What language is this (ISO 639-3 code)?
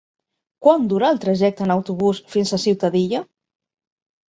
cat